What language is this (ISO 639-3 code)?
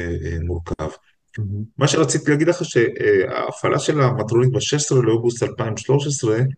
heb